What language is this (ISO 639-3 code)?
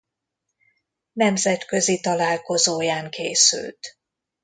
hun